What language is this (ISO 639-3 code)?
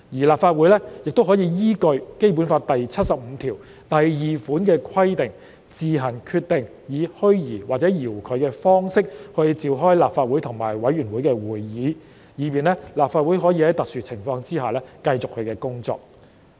yue